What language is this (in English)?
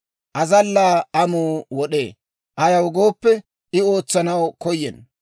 Dawro